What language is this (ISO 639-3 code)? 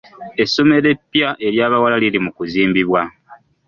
lug